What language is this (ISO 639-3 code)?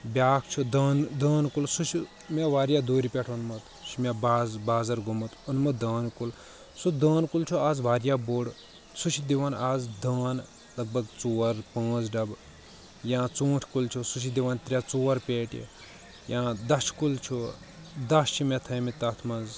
kas